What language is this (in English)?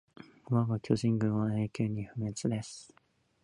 Japanese